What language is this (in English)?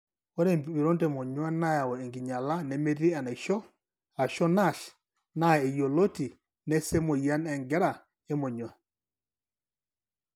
Masai